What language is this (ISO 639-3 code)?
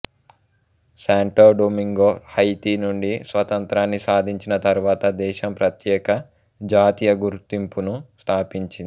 tel